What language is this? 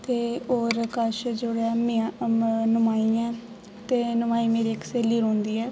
Dogri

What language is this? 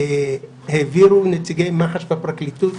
Hebrew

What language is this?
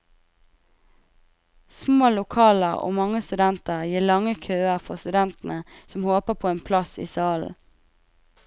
Norwegian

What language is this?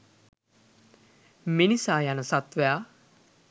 Sinhala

